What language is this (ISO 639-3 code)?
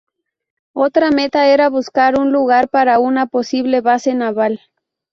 spa